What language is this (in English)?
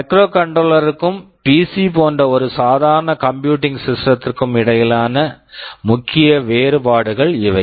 Tamil